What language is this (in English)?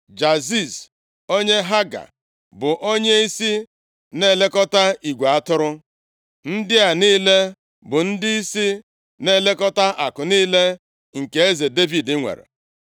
Igbo